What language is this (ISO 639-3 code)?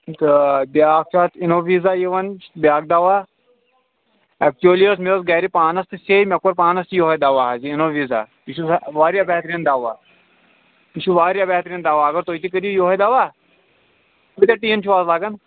kas